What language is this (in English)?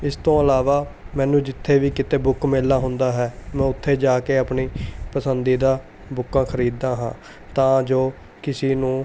Punjabi